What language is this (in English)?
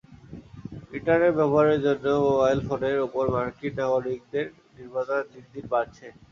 Bangla